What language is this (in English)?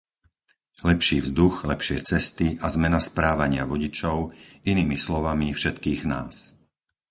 Slovak